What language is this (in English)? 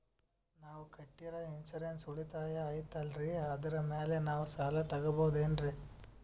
Kannada